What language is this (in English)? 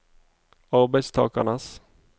Norwegian